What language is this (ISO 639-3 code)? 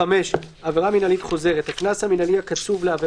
heb